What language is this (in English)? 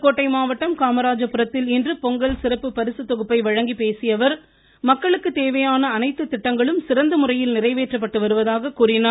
Tamil